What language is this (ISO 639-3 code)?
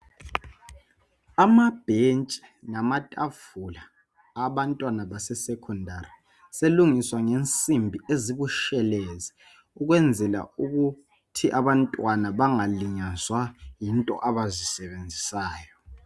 nde